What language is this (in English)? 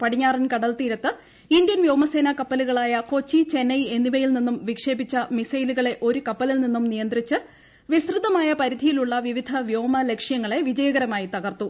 Malayalam